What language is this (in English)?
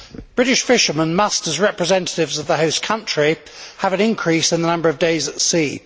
English